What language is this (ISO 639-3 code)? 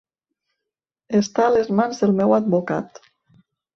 cat